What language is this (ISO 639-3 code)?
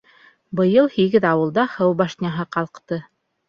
bak